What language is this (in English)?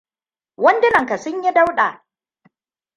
Hausa